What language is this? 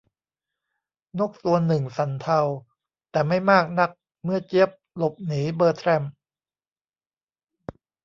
Thai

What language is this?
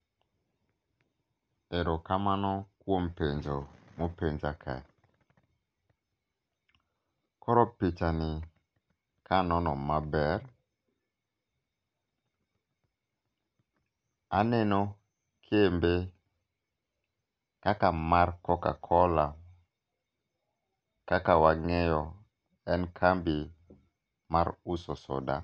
Luo (Kenya and Tanzania)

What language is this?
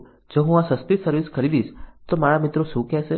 Gujarati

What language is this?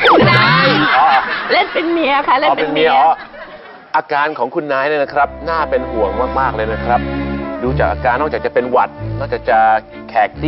Thai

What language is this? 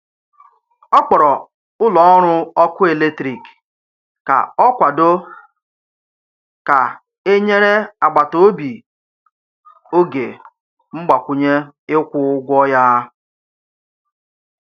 Igbo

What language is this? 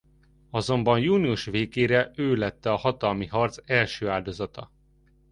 Hungarian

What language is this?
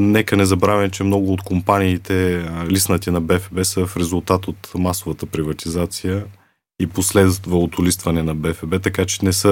Bulgarian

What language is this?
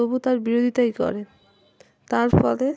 Bangla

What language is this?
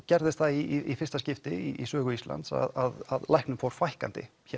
Icelandic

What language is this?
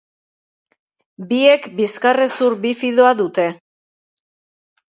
Basque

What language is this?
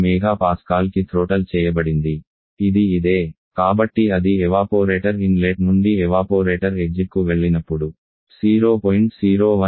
Telugu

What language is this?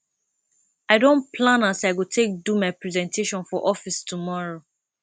Nigerian Pidgin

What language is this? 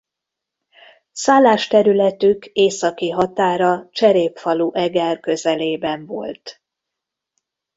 Hungarian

